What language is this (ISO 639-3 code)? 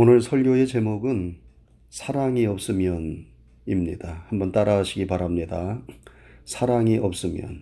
kor